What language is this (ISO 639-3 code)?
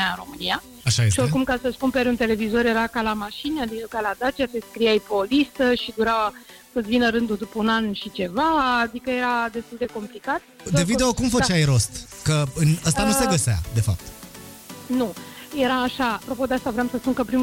ron